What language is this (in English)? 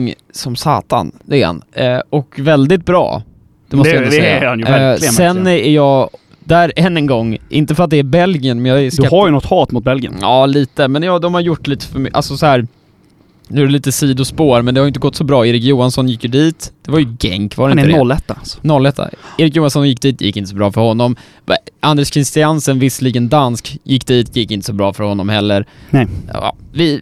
Swedish